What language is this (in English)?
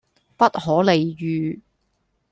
Cantonese